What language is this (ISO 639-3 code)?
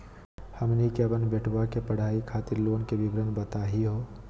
mag